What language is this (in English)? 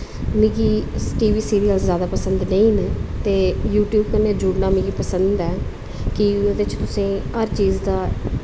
Dogri